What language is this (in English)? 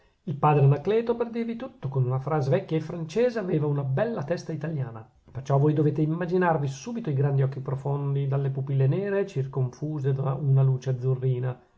Italian